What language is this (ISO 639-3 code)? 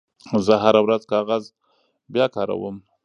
pus